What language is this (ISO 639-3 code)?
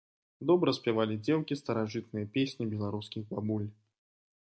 bel